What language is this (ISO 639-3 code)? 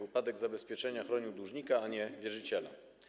pol